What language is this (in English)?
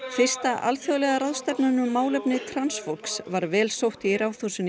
Icelandic